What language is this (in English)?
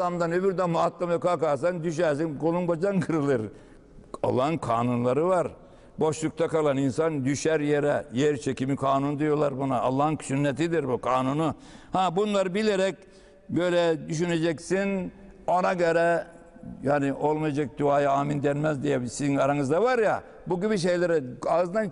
Turkish